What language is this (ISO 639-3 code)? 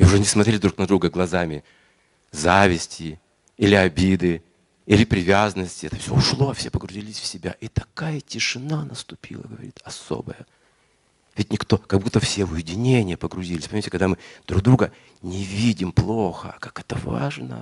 rus